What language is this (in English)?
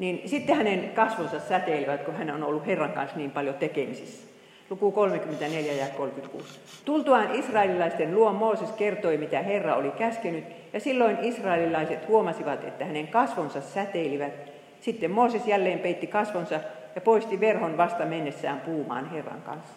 Finnish